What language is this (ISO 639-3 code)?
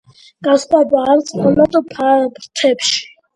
kat